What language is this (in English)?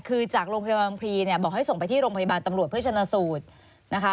Thai